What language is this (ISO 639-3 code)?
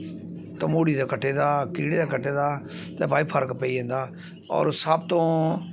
doi